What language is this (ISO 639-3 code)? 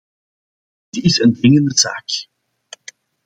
nld